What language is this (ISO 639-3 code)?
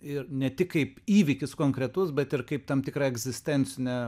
lit